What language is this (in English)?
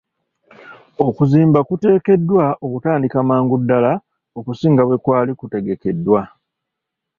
Ganda